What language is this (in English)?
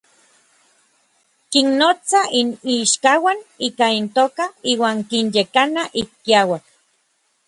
Orizaba Nahuatl